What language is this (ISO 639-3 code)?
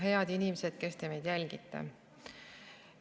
est